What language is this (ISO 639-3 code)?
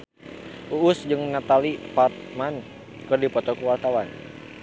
sun